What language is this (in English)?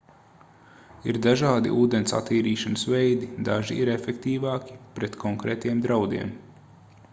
Latvian